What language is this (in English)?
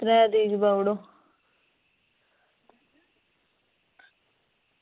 Dogri